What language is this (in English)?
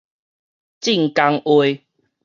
Min Nan Chinese